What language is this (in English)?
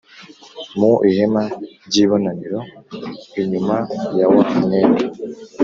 Kinyarwanda